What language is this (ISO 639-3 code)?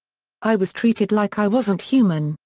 eng